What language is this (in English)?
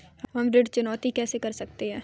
Hindi